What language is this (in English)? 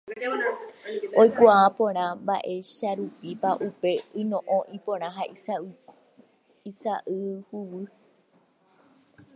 Guarani